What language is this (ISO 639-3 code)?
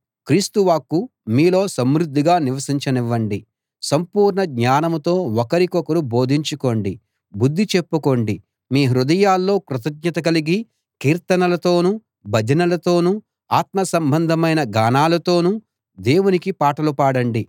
tel